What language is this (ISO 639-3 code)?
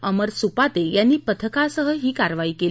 mar